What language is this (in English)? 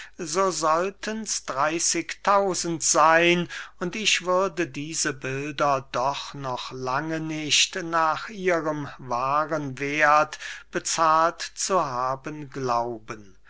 German